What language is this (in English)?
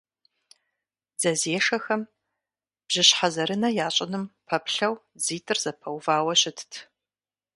Kabardian